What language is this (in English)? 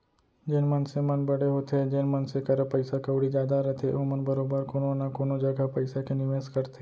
Chhattisgarhi